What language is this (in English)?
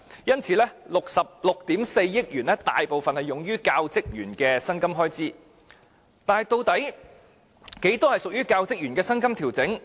Cantonese